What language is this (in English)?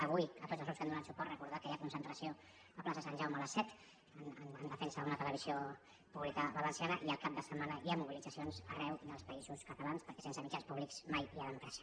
Catalan